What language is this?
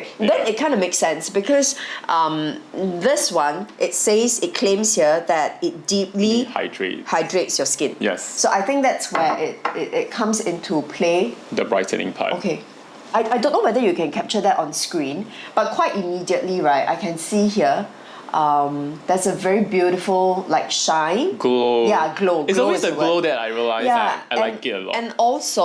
English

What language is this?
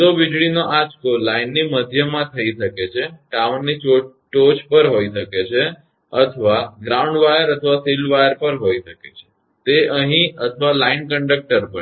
Gujarati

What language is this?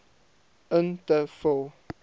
Afrikaans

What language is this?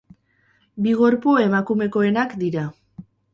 Basque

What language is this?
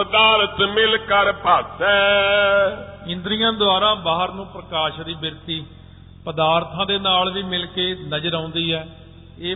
Punjabi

